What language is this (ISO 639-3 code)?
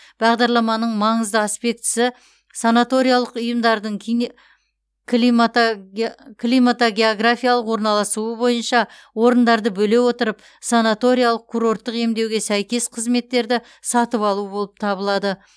kaz